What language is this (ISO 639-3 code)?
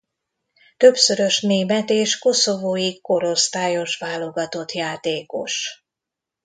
hun